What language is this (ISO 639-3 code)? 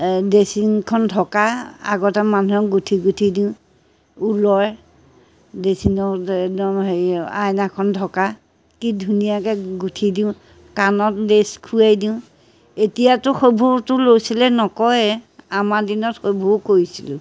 asm